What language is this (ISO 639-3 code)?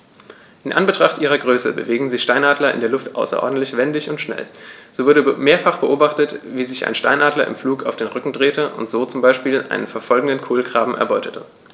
deu